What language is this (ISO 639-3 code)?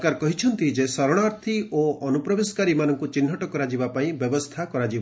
ori